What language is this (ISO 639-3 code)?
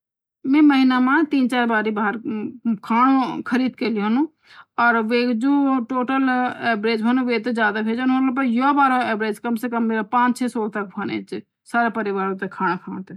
gbm